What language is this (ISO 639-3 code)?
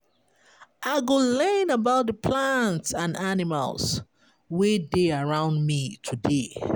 pcm